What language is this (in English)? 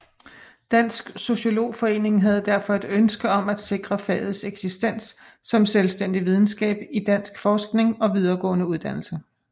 Danish